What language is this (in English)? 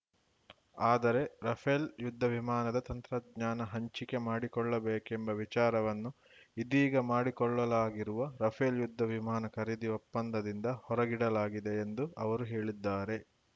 Kannada